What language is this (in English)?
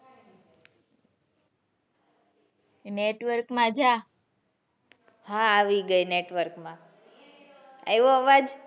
Gujarati